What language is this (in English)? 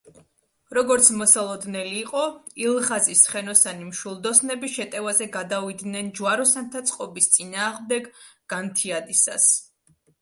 Georgian